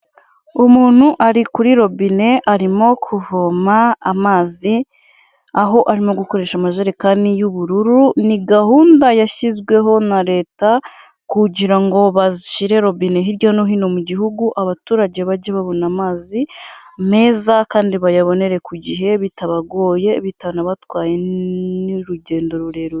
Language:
Kinyarwanda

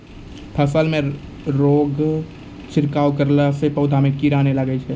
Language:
Maithili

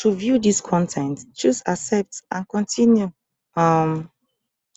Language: Nigerian Pidgin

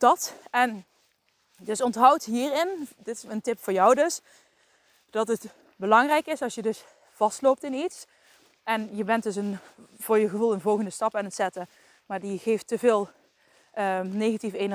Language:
Dutch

